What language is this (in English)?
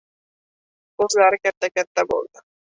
Uzbek